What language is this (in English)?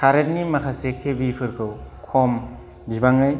Bodo